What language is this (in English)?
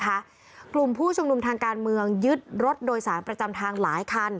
Thai